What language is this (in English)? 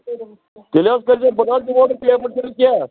Kashmiri